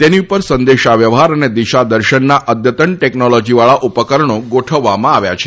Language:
Gujarati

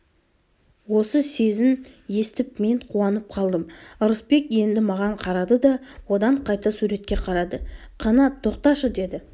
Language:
Kazakh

